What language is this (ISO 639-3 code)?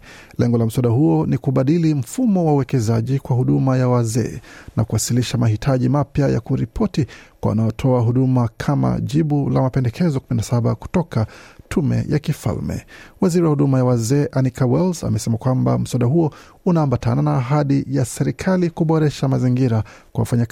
swa